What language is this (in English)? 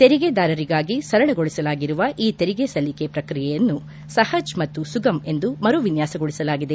Kannada